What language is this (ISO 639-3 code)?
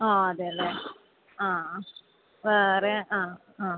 mal